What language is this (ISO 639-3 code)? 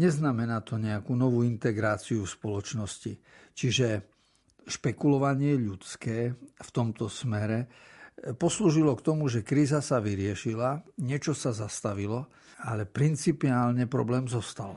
slk